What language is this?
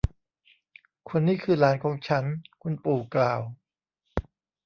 Thai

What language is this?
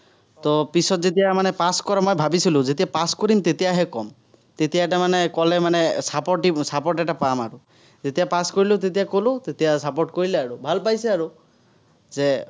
Assamese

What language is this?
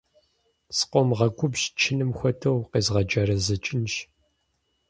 Kabardian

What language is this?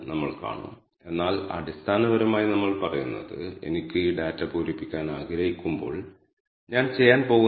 Malayalam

